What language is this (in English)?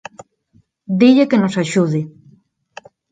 Galician